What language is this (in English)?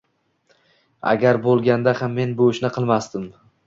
Uzbek